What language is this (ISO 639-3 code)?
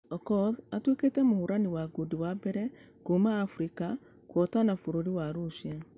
kik